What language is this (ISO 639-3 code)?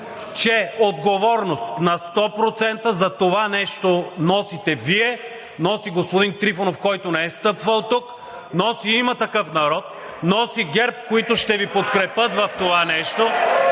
bul